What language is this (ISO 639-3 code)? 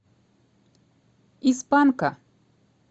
rus